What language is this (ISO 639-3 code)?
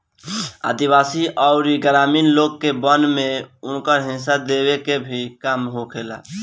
bho